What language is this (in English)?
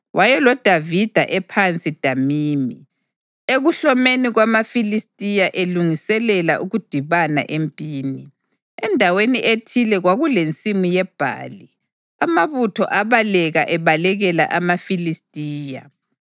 North Ndebele